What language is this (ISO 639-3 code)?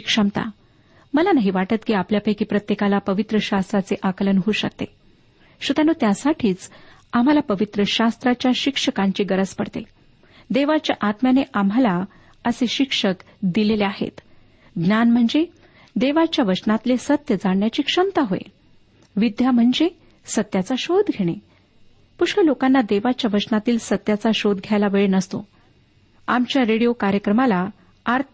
mar